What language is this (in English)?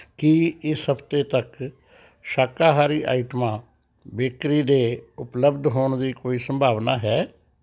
Punjabi